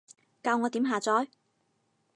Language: Cantonese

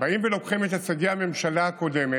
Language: Hebrew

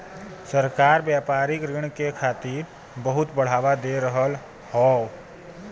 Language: Bhojpuri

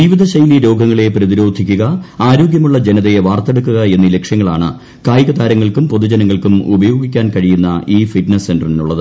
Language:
Malayalam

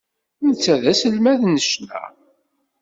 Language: Kabyle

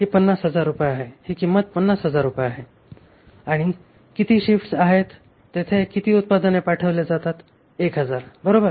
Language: Marathi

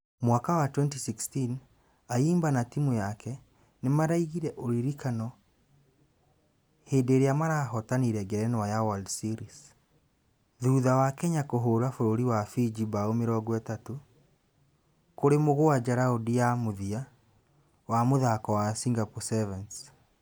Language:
Kikuyu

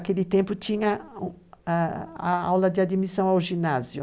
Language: Portuguese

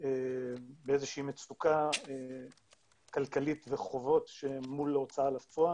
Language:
Hebrew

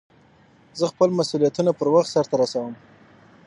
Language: Pashto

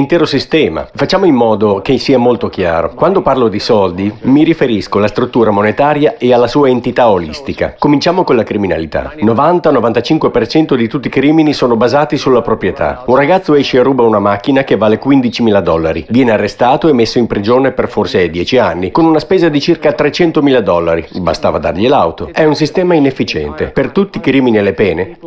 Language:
Italian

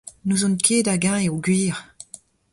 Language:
Breton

